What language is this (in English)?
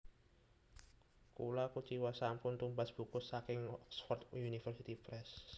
Javanese